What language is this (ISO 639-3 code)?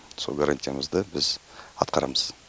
kaz